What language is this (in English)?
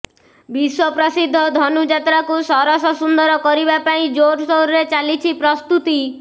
Odia